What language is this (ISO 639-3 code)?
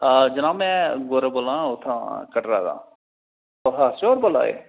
doi